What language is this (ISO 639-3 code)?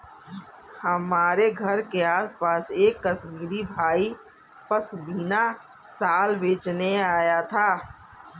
hin